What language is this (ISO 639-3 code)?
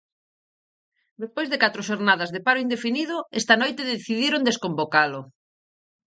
glg